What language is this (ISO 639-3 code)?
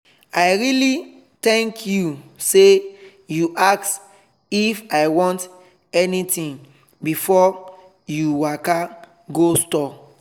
pcm